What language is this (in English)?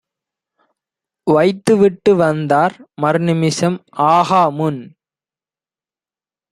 Tamil